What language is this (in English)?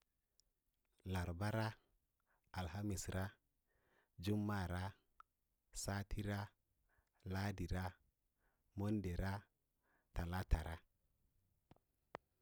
Lala-Roba